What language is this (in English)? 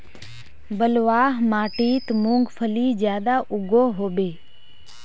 Magahi